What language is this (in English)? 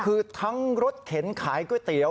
Thai